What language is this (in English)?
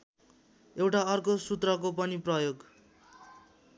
Nepali